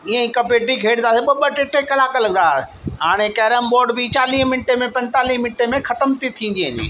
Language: Sindhi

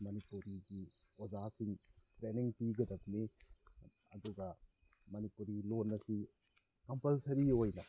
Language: Manipuri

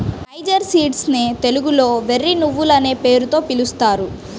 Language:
Telugu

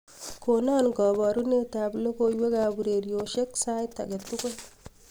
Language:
Kalenjin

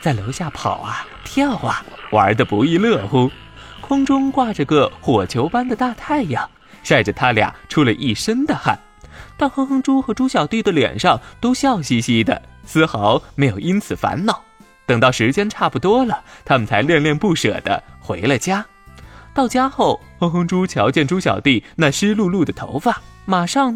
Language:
Chinese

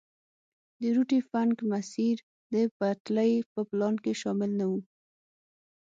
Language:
Pashto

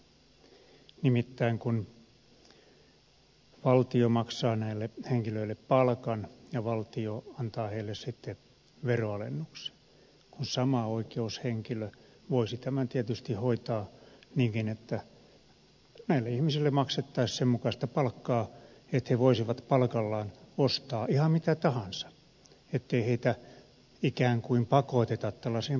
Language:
Finnish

